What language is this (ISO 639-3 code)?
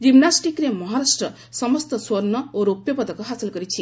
ori